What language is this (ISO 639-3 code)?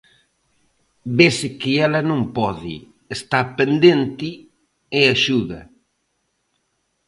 glg